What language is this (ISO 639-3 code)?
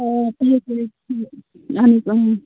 kas